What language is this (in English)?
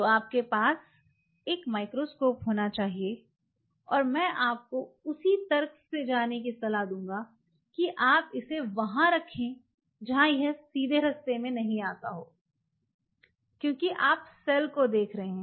Hindi